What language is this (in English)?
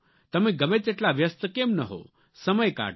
Gujarati